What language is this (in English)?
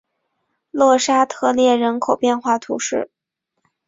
Chinese